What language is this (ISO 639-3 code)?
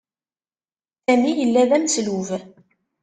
kab